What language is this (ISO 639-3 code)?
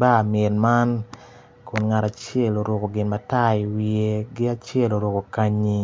ach